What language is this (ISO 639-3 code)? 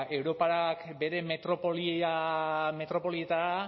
eus